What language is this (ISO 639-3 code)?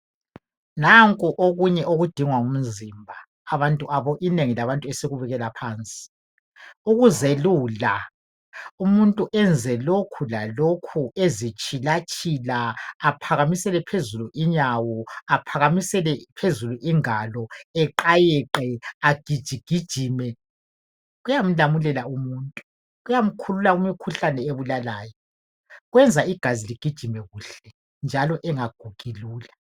nde